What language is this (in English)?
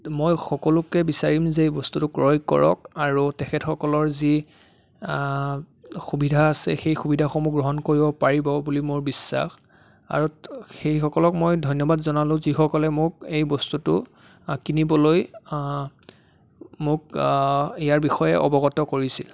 Assamese